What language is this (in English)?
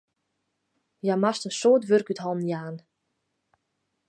Western Frisian